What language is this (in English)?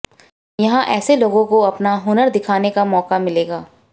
Hindi